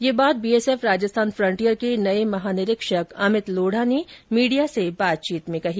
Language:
Hindi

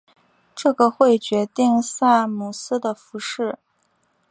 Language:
Chinese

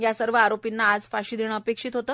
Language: Marathi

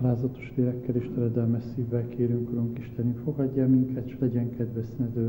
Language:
Hungarian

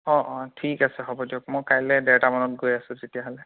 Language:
Assamese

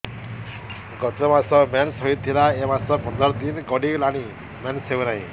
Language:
Odia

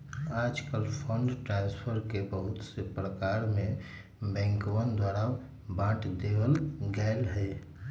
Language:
Magahi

